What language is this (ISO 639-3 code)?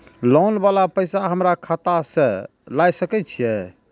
mai